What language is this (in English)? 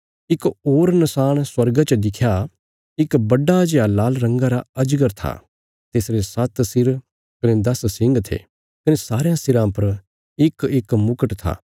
Bilaspuri